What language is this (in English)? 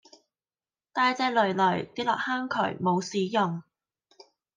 Cantonese